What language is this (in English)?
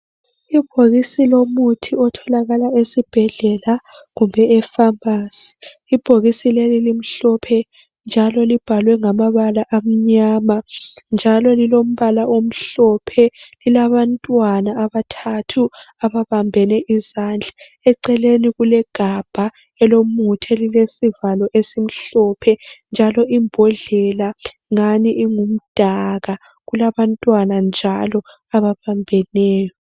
North Ndebele